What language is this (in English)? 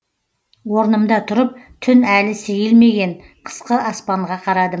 Kazakh